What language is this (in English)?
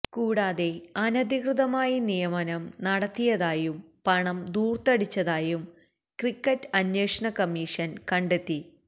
Malayalam